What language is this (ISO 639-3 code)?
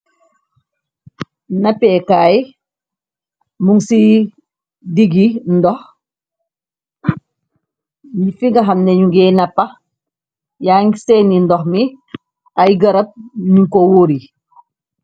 wol